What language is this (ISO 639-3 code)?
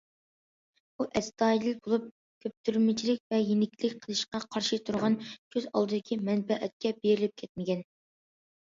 uig